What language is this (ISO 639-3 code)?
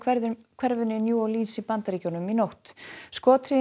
isl